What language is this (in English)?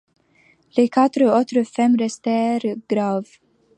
French